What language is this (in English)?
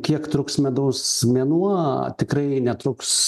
Lithuanian